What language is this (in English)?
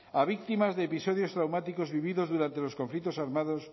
Spanish